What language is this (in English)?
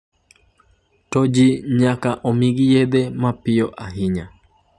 Luo (Kenya and Tanzania)